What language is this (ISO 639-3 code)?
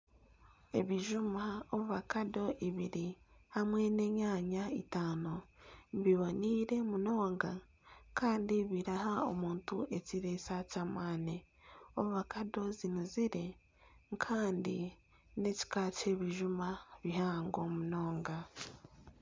nyn